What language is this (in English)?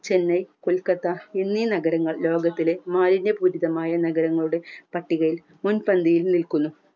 Malayalam